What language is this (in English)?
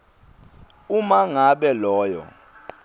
Swati